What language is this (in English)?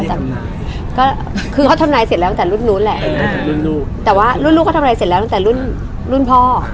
Thai